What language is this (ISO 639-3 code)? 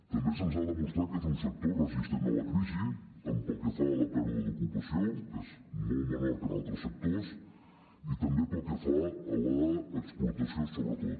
cat